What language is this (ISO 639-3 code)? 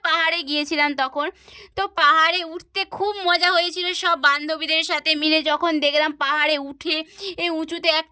ben